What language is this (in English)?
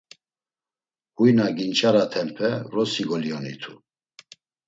Laz